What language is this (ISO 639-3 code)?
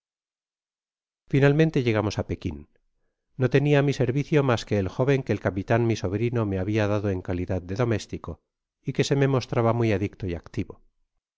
spa